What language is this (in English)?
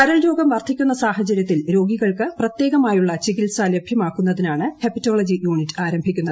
Malayalam